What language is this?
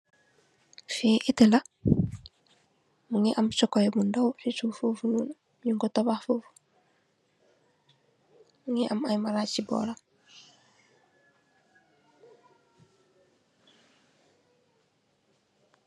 Wolof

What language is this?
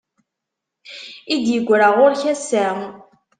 Kabyle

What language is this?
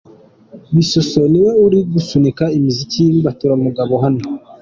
Kinyarwanda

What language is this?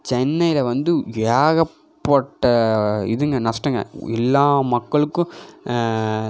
Tamil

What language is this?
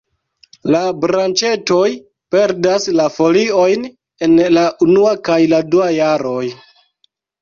Esperanto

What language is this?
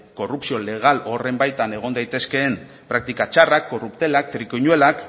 Basque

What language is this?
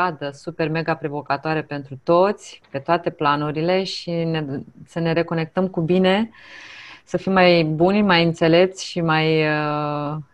Romanian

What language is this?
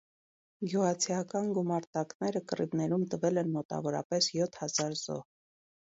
Armenian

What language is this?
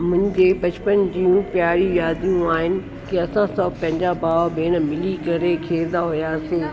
Sindhi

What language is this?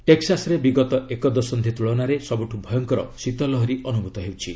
Odia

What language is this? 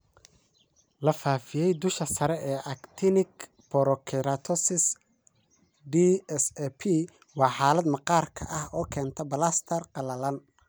Somali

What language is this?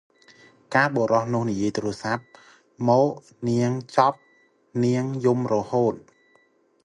Khmer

